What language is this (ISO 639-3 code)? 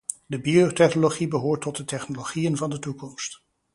nld